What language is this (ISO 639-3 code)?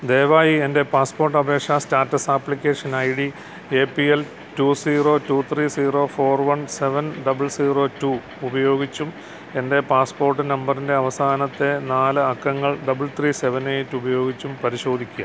mal